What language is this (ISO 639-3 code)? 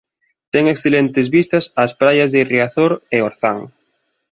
glg